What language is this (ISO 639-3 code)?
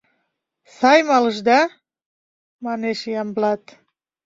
chm